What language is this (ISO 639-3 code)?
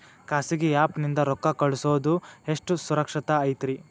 kan